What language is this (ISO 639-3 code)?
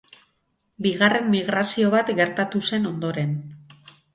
eus